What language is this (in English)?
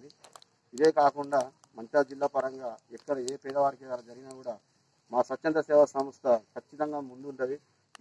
Telugu